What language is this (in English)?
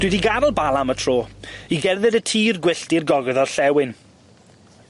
Welsh